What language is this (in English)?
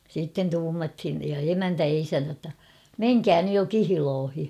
Finnish